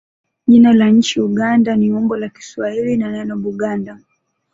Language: Swahili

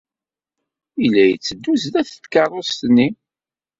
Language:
Kabyle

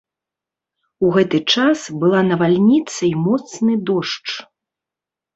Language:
Belarusian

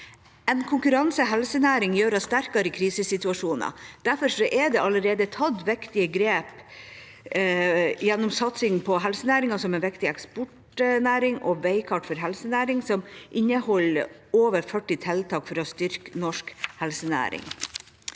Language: Norwegian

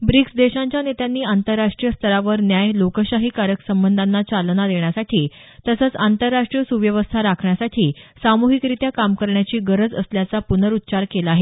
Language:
Marathi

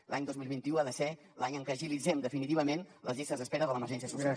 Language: Catalan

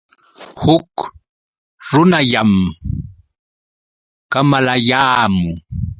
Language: Yauyos Quechua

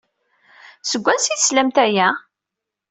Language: Kabyle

